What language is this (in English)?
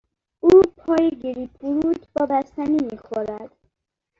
Persian